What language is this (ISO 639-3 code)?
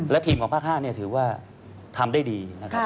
tha